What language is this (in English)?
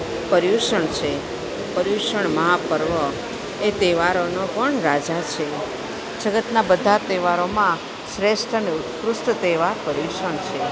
Gujarati